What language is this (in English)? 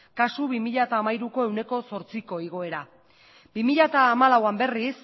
Basque